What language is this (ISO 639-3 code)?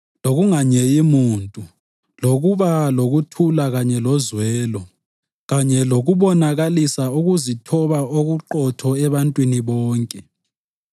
nde